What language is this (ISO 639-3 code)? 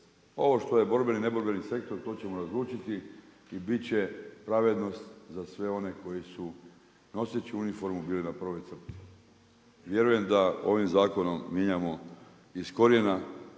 hrv